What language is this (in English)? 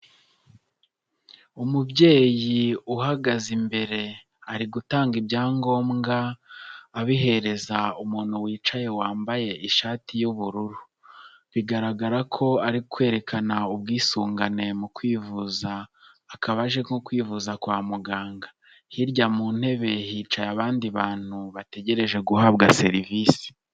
Kinyarwanda